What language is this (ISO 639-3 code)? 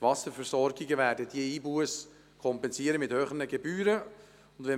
gsw